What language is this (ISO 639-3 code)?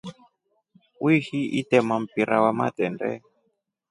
rof